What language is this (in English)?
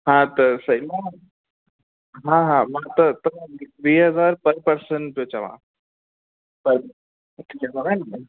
Sindhi